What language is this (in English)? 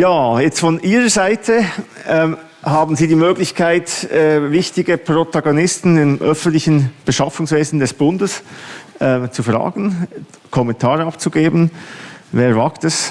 German